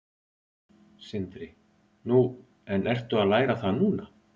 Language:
Icelandic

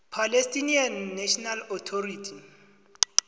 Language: South Ndebele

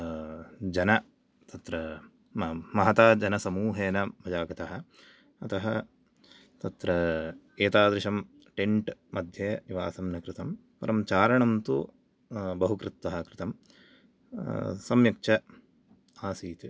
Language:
Sanskrit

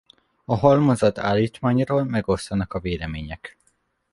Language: Hungarian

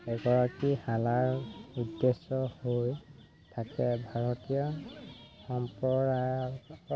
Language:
Assamese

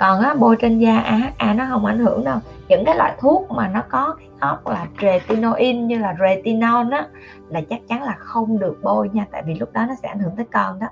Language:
Vietnamese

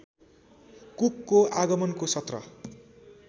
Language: Nepali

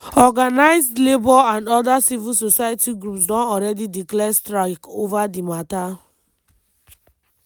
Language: Nigerian Pidgin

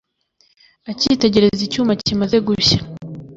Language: Kinyarwanda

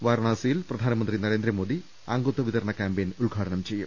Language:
Malayalam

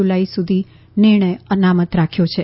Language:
Gujarati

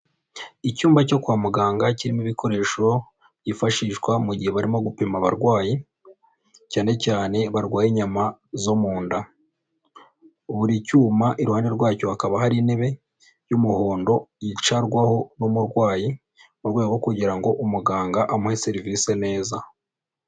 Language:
Kinyarwanda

